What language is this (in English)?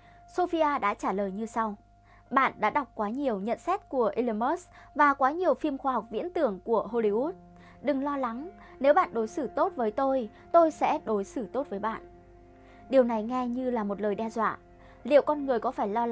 Vietnamese